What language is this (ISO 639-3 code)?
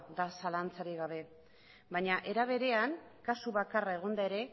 eus